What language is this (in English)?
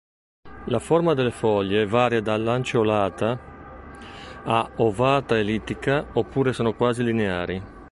Italian